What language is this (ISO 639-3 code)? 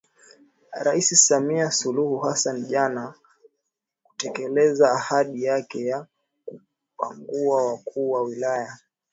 swa